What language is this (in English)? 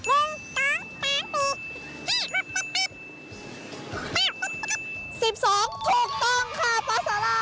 Thai